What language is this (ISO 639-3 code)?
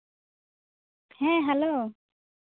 sat